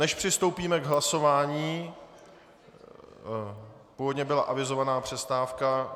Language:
Czech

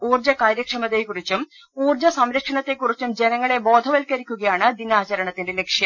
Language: Malayalam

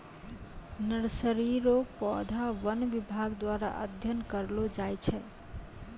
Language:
Maithili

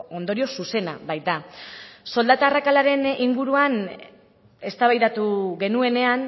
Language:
Basque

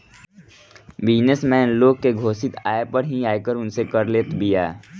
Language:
Bhojpuri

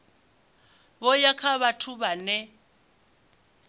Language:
Venda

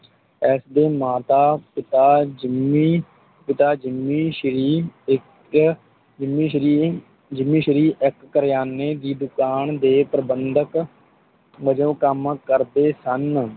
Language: Punjabi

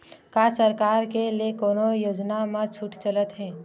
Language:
Chhattisgarhi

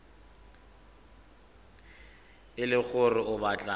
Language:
Tswana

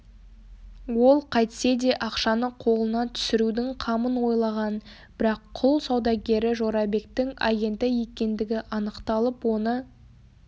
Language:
Kazakh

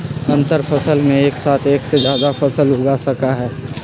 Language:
Magahi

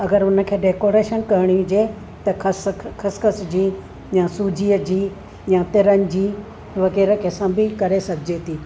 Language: Sindhi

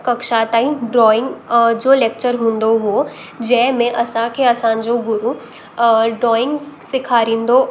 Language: Sindhi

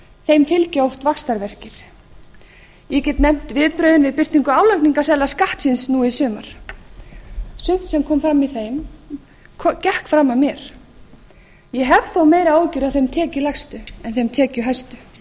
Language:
Icelandic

